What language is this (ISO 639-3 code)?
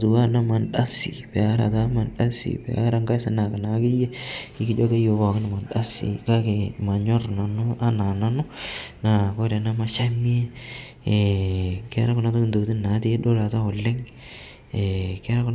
mas